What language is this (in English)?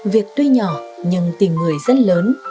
Vietnamese